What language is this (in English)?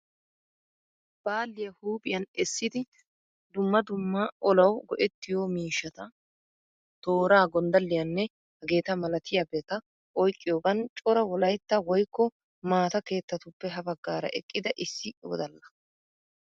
Wolaytta